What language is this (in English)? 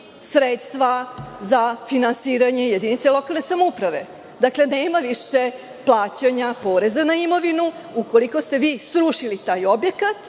Serbian